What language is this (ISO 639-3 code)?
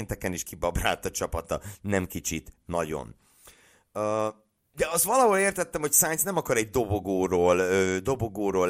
hun